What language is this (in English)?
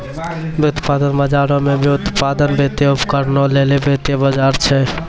Maithili